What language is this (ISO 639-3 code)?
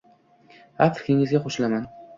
uzb